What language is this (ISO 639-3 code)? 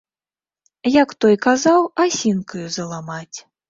bel